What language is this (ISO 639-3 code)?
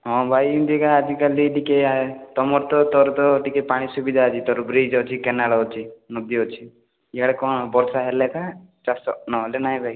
ori